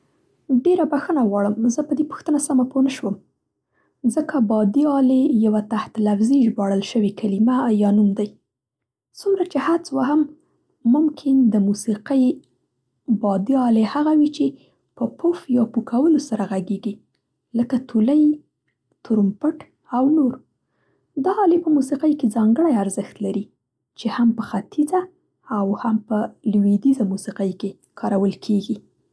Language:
Central Pashto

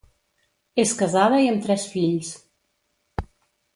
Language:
Catalan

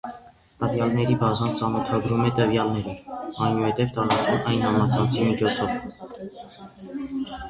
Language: Armenian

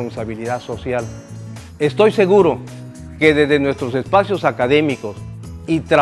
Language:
Spanish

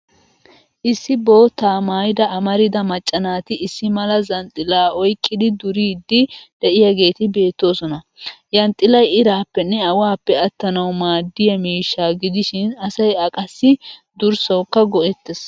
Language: Wolaytta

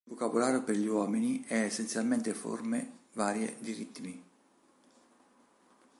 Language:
Italian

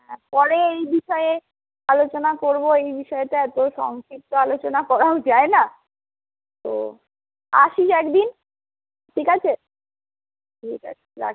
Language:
Bangla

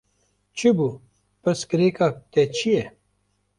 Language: Kurdish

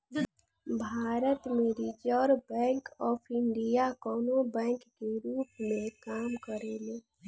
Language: Bhojpuri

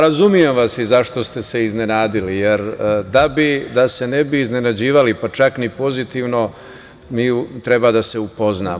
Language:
Serbian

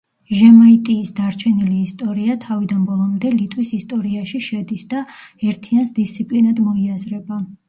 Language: Georgian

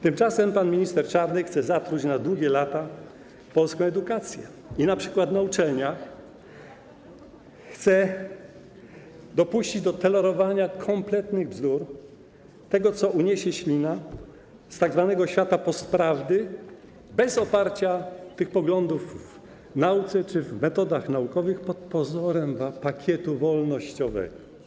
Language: Polish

